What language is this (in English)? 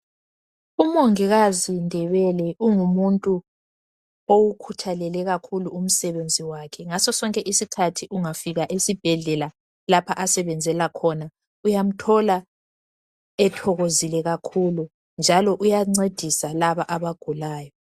North Ndebele